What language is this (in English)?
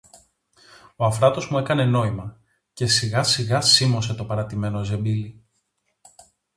Greek